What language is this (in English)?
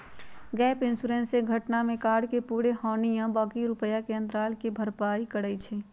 Magahi